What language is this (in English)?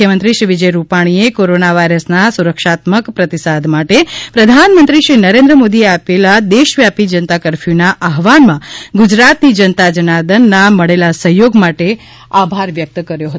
Gujarati